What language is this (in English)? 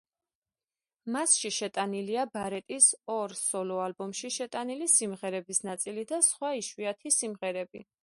Georgian